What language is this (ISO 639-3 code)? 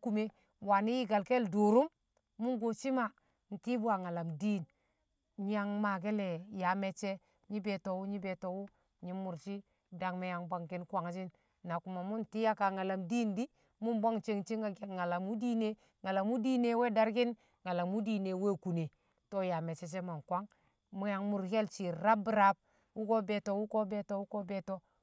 kcq